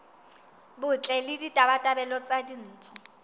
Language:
Southern Sotho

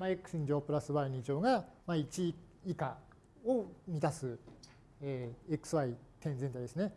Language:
Japanese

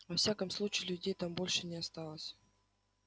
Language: Russian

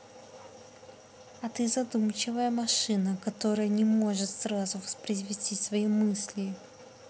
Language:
Russian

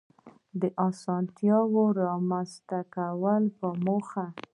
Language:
Pashto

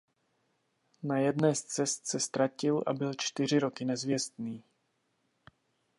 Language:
Czech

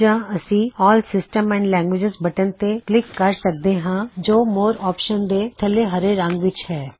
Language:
Punjabi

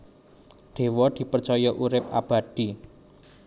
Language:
Javanese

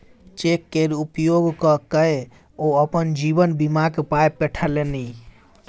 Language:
Maithili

